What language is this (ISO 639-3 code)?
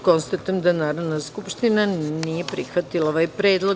srp